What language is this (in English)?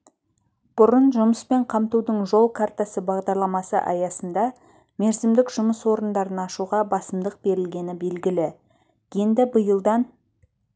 Kazakh